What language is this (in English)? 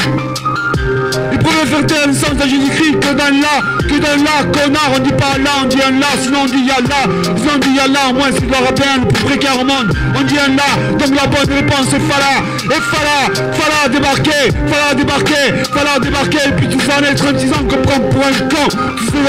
French